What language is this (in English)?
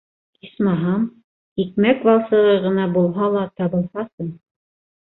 Bashkir